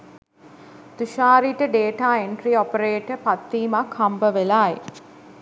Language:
Sinhala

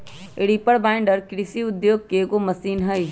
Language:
Magahi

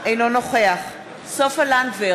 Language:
Hebrew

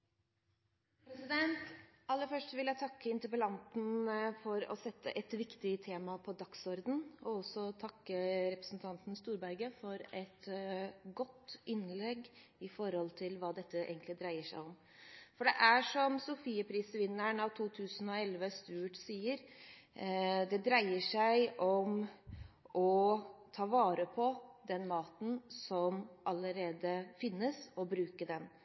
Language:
Norwegian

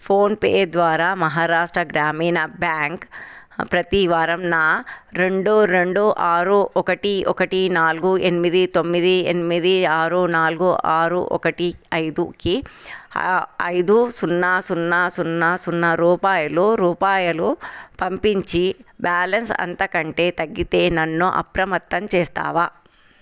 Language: Telugu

